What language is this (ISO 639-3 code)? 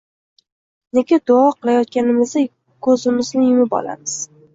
uzb